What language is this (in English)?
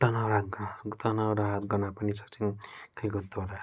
Nepali